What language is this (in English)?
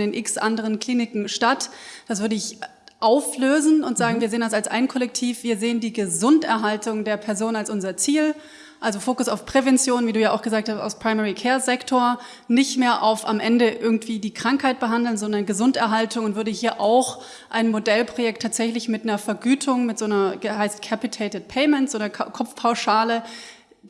German